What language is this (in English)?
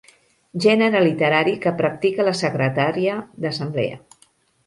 Catalan